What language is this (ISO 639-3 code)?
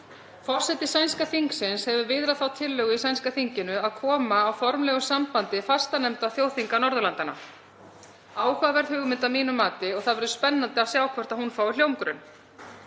isl